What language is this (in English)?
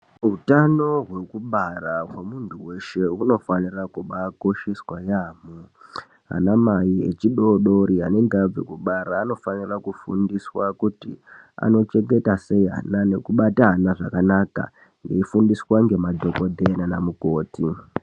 Ndau